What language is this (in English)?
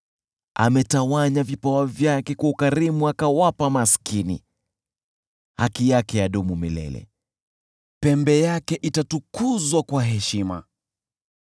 Swahili